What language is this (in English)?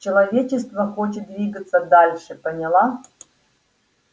Russian